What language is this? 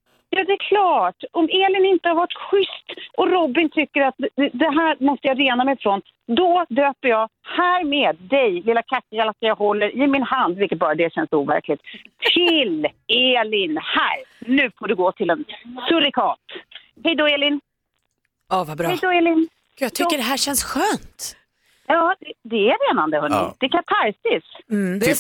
Swedish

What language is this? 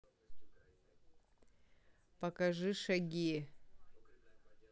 Russian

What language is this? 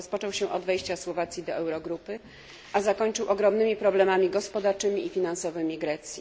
Polish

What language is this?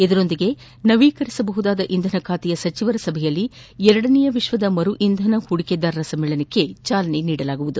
Kannada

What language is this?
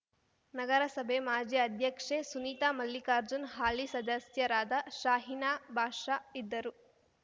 Kannada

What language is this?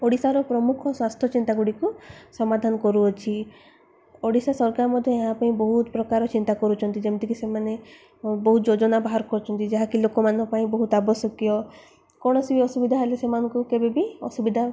Odia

